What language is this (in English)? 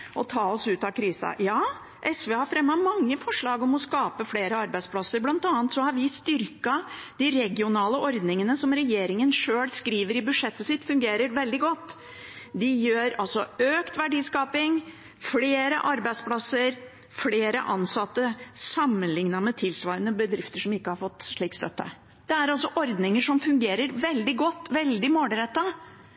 Norwegian Bokmål